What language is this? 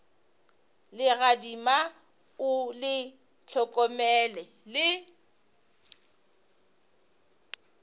Northern Sotho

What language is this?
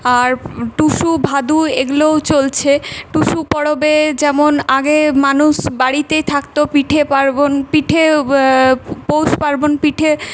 Bangla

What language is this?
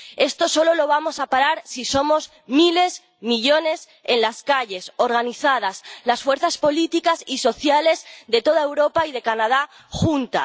Spanish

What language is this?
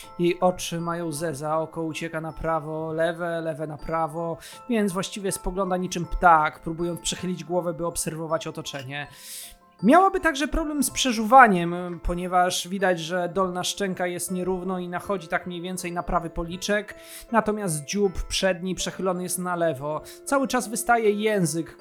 Polish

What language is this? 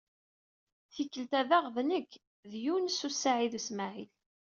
Kabyle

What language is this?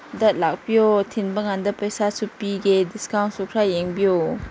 Manipuri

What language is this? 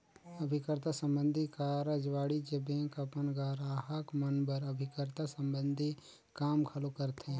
Chhattisgarhi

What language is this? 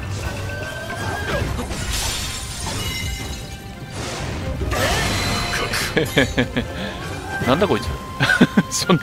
Japanese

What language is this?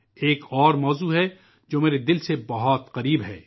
Urdu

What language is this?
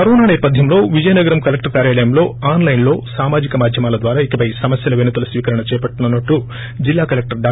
Telugu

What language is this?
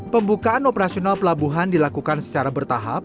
Indonesian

